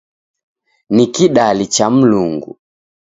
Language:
Taita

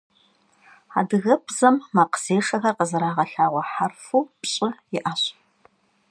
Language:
Kabardian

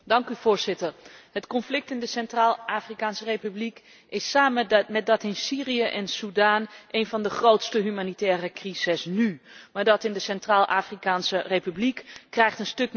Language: Dutch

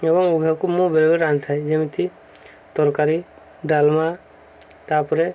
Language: Odia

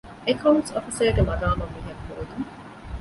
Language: Divehi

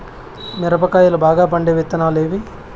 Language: Telugu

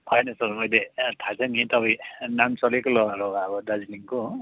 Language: Nepali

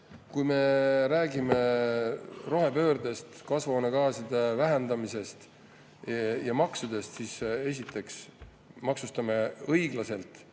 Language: Estonian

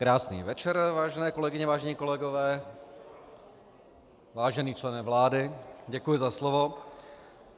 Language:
Czech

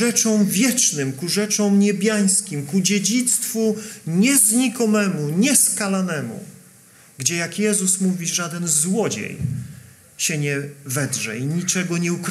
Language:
Polish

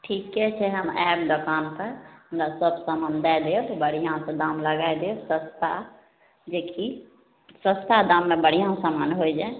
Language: Maithili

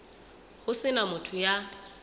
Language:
Southern Sotho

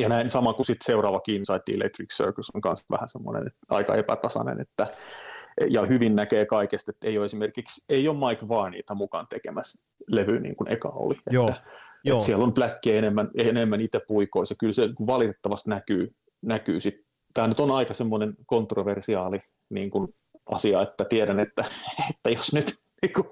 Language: Finnish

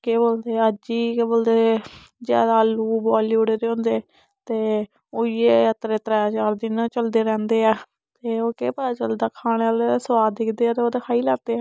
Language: Dogri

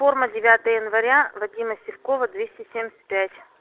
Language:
Russian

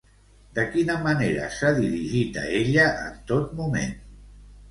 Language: Catalan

